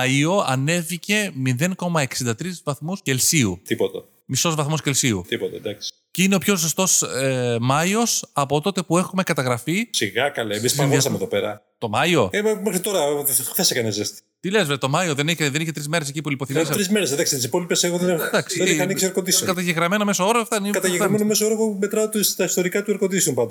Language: Greek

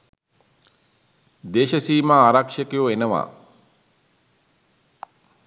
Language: Sinhala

